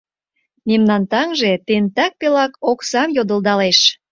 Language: Mari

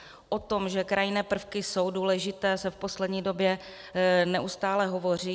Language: Czech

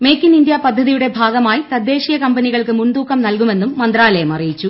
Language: Malayalam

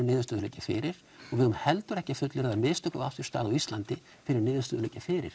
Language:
Icelandic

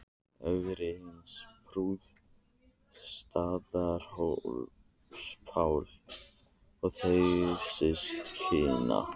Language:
Icelandic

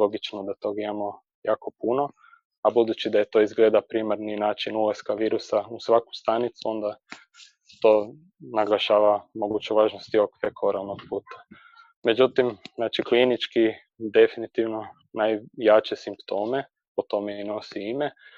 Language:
Croatian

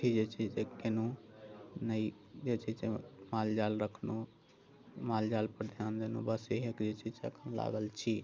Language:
Maithili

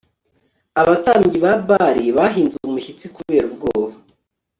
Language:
Kinyarwanda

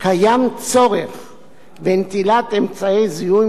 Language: Hebrew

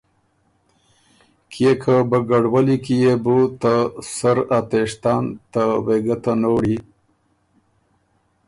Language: Ormuri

